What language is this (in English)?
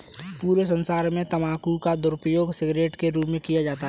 Hindi